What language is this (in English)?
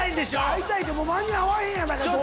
Japanese